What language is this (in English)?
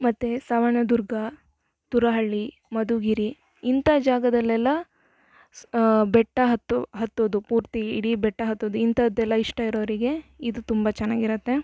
Kannada